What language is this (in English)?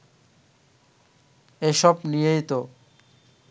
Bangla